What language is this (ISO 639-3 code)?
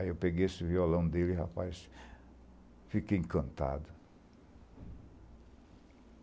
por